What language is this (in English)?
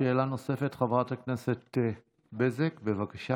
Hebrew